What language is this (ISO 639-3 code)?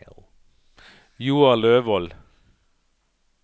nor